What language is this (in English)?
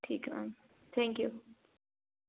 Hindi